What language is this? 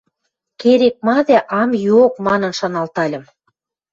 Western Mari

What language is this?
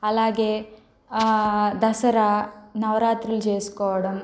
Telugu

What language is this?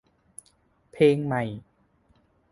Thai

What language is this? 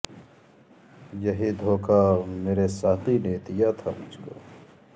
Urdu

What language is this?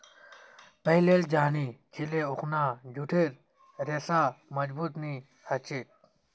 Magahi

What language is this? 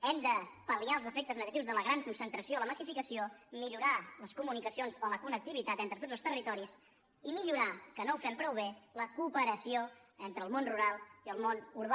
Catalan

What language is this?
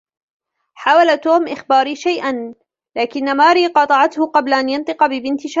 Arabic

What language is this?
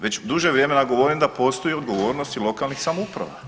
Croatian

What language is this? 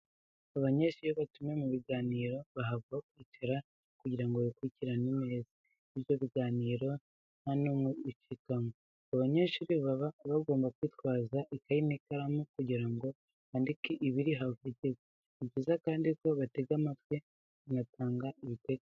Kinyarwanda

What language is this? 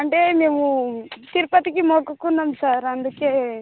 Telugu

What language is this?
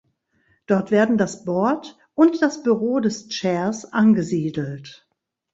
German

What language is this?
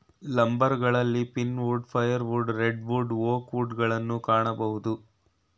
Kannada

